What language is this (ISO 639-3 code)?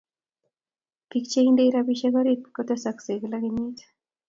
kln